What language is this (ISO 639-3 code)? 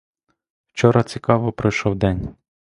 ukr